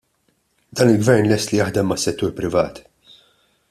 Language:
Maltese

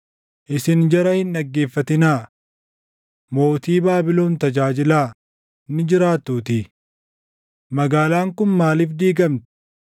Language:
Oromo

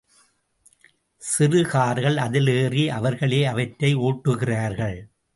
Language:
Tamil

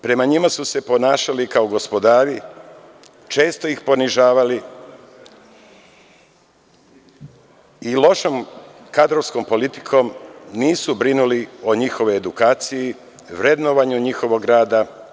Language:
Serbian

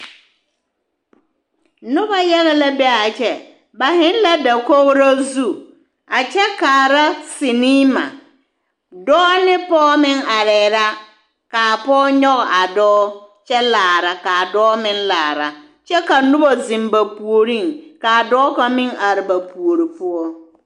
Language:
Southern Dagaare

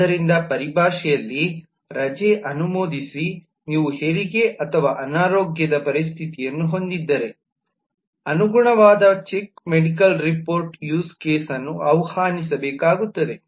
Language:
Kannada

